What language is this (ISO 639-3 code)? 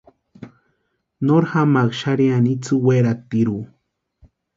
pua